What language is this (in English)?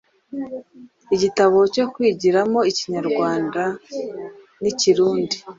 Kinyarwanda